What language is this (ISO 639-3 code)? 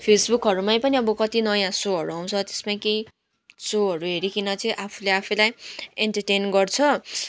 nep